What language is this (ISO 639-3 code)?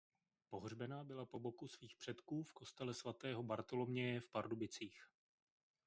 ces